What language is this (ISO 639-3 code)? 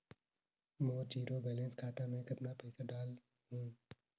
hne